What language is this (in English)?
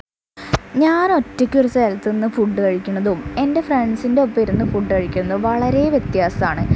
Malayalam